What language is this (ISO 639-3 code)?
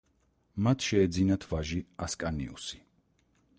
kat